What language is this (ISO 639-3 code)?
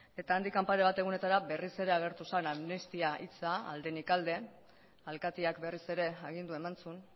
eus